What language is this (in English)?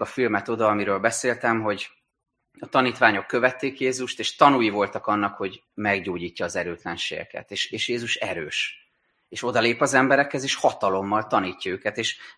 Hungarian